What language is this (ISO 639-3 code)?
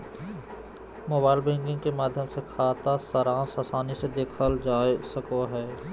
mag